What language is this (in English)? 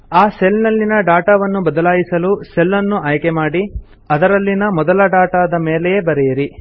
Kannada